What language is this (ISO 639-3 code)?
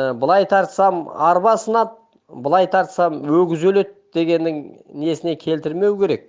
tur